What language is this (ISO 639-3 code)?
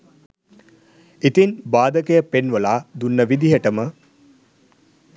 sin